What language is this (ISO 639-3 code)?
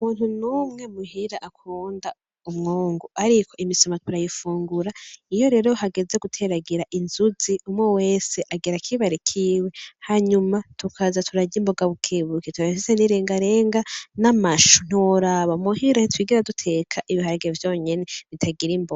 run